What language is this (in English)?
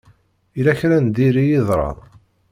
Kabyle